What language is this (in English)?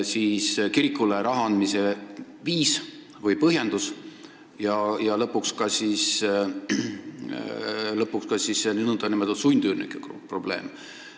Estonian